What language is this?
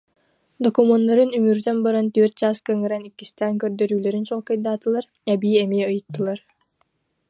Yakut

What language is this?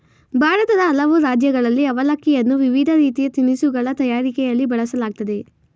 Kannada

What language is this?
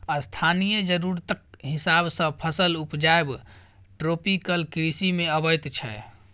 Maithili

